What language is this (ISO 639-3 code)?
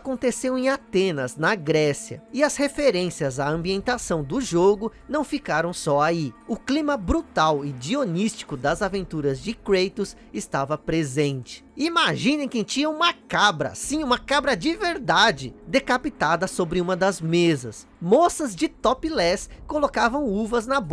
por